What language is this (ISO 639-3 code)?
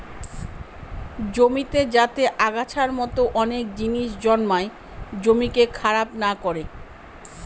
ben